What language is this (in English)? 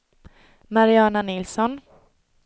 Swedish